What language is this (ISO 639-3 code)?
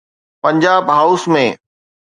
snd